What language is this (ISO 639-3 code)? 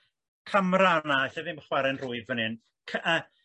cym